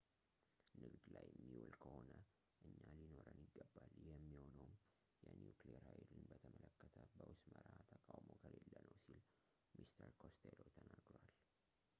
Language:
Amharic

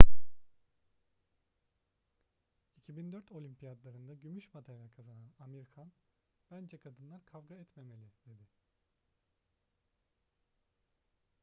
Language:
Turkish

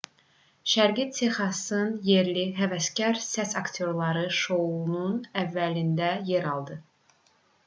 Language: Azerbaijani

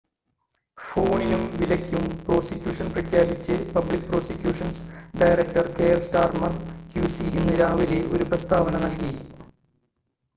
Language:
Malayalam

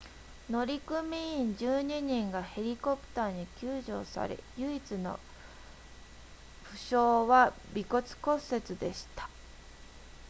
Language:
Japanese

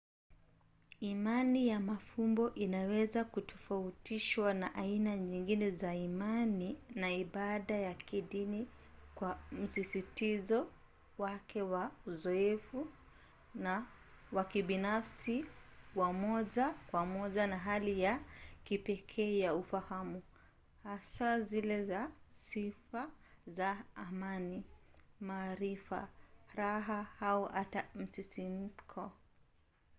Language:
Swahili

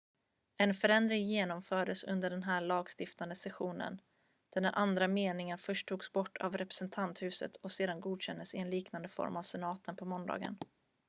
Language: Swedish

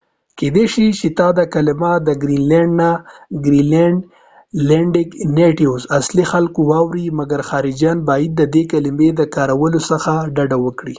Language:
Pashto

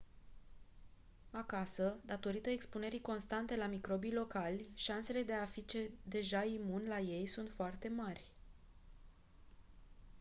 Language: Romanian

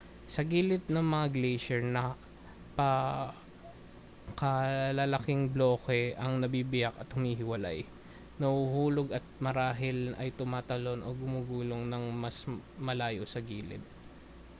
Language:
Filipino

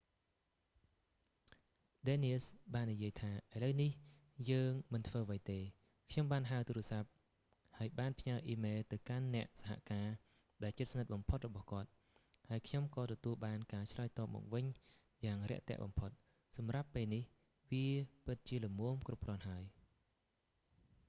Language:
Khmer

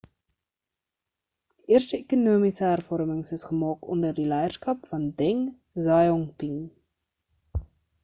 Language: Afrikaans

